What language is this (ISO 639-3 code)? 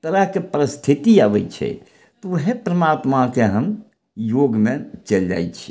mai